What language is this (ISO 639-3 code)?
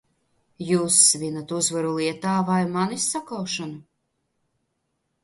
lav